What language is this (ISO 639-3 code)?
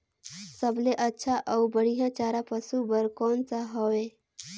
hne